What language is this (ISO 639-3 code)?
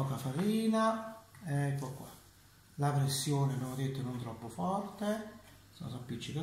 ita